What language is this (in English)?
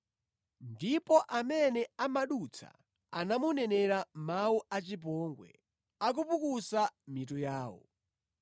Nyanja